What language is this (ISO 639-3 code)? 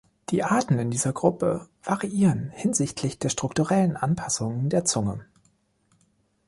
deu